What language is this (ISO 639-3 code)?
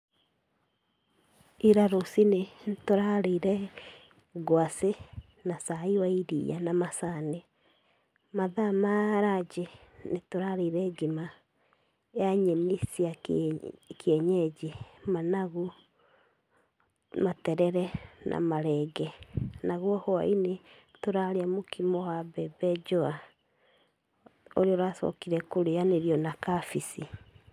kik